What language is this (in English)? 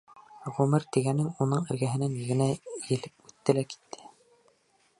Bashkir